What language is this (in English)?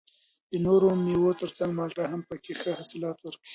Pashto